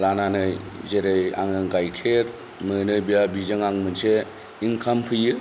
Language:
Bodo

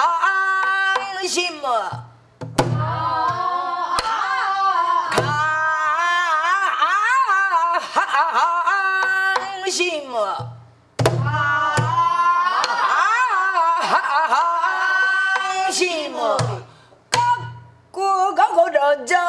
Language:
Korean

